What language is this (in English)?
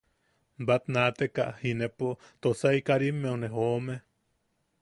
Yaqui